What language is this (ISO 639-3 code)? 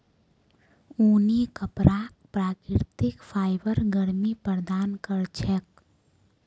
mag